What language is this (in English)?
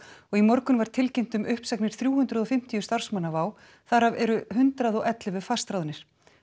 Icelandic